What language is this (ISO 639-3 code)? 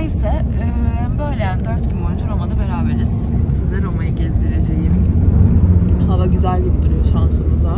tur